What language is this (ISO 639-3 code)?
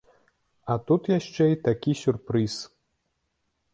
bel